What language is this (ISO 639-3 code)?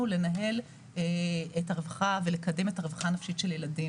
heb